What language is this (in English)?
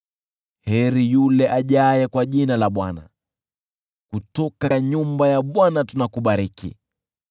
Swahili